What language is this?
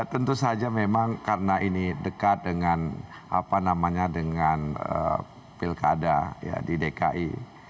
Indonesian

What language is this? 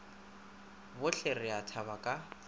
Northern Sotho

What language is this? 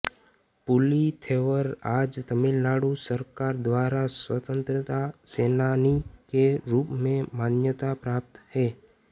Hindi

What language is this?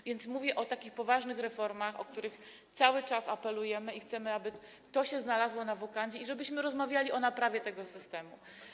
Polish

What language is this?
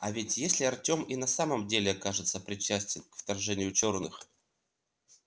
Russian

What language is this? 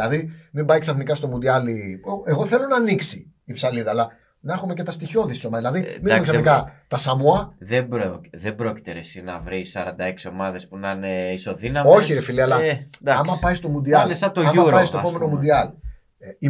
Greek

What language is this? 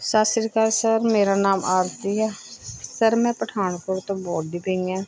Punjabi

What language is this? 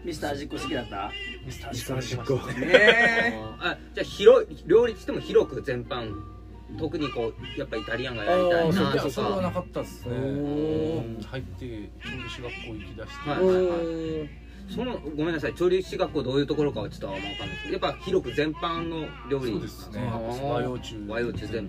Japanese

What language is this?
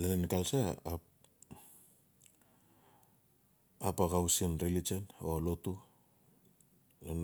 Notsi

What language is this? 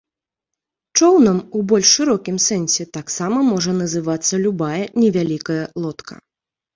Belarusian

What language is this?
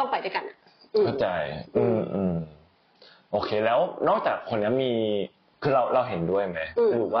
Thai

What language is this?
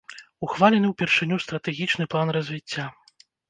Belarusian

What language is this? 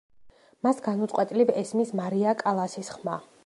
Georgian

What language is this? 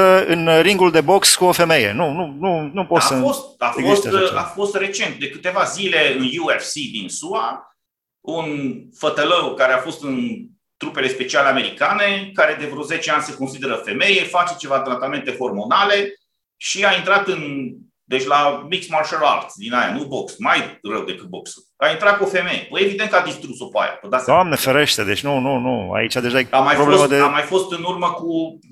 Romanian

